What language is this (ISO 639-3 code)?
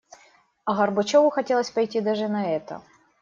rus